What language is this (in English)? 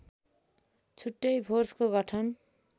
Nepali